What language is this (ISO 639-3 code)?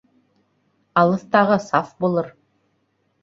bak